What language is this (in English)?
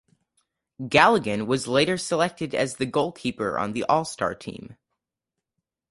English